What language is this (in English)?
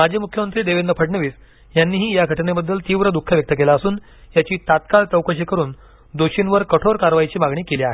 Marathi